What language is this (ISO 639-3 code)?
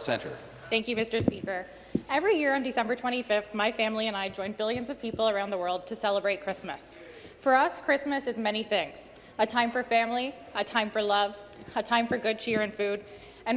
eng